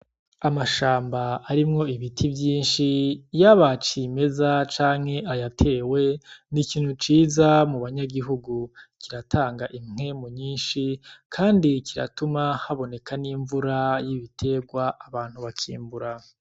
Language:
Rundi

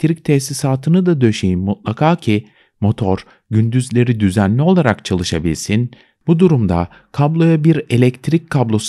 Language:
Turkish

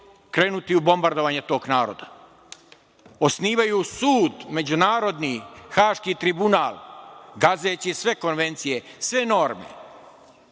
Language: Serbian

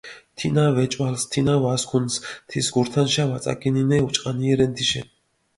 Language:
Mingrelian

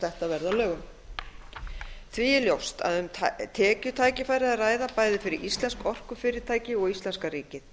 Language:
Icelandic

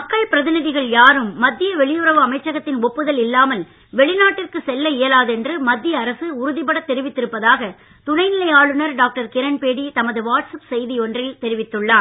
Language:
Tamil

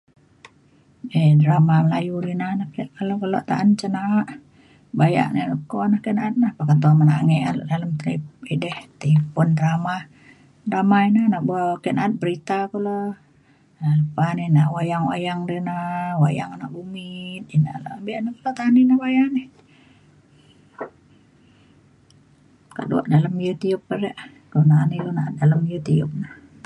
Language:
Mainstream Kenyah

